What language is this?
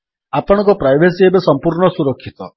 Odia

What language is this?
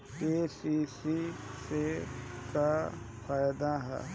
Bhojpuri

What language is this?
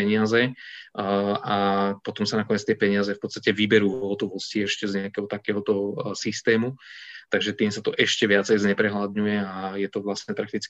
Slovak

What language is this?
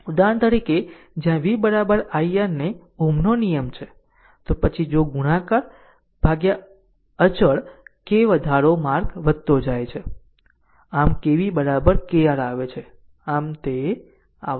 Gujarati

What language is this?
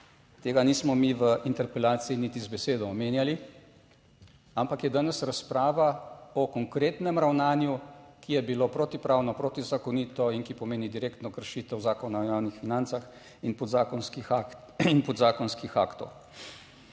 Slovenian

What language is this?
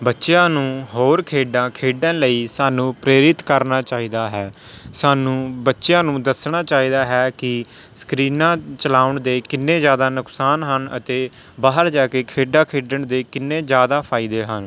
Punjabi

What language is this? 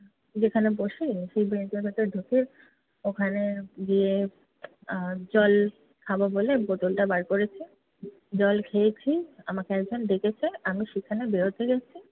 Bangla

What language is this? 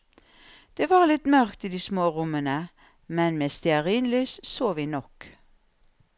Norwegian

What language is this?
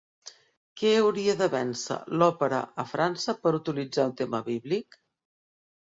Catalan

